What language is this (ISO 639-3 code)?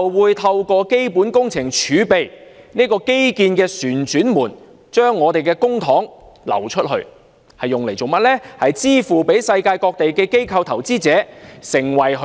yue